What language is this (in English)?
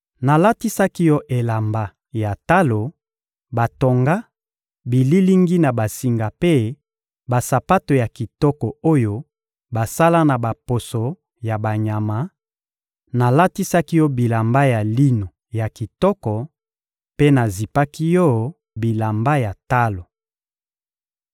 Lingala